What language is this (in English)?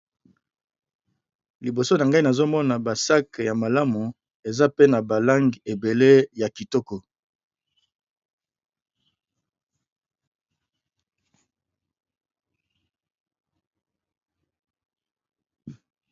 Lingala